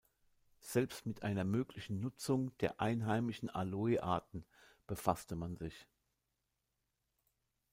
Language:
German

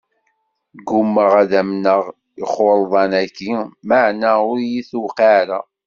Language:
Kabyle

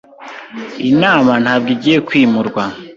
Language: Kinyarwanda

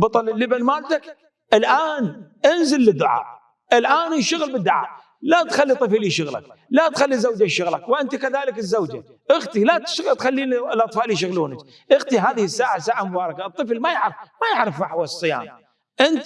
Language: Arabic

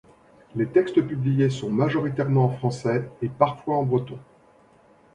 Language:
French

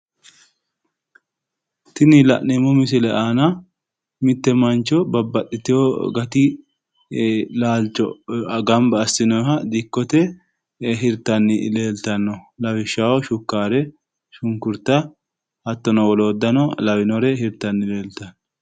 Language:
Sidamo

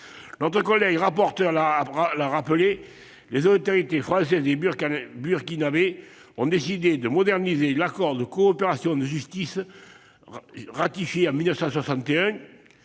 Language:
French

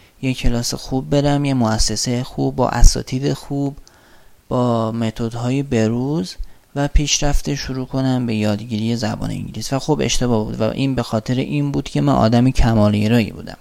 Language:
Persian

